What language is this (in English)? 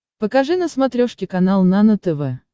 Russian